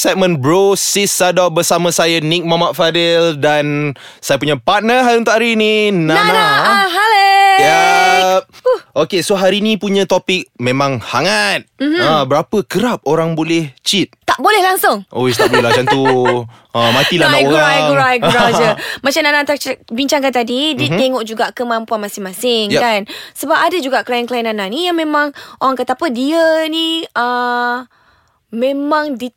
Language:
Malay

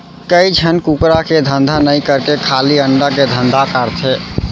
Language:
Chhattisgarhi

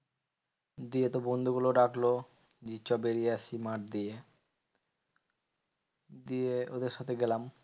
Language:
Bangla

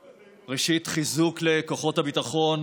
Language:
Hebrew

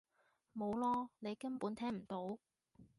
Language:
Cantonese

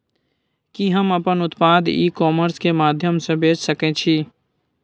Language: Maithili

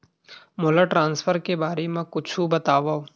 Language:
Chhattisgarhi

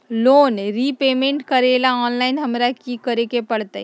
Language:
Magahi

